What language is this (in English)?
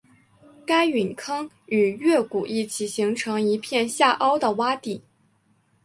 Chinese